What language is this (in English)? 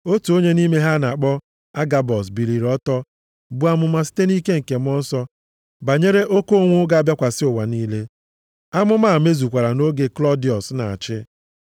Igbo